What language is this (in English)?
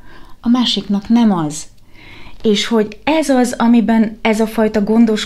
Hungarian